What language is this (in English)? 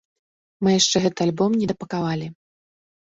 Belarusian